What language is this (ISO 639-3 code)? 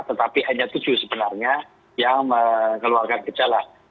ind